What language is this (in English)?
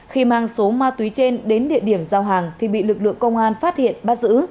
Vietnamese